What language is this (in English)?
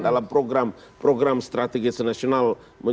Indonesian